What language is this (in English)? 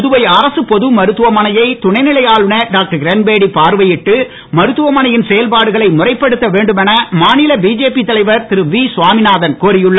Tamil